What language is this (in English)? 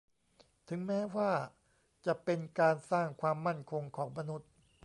Thai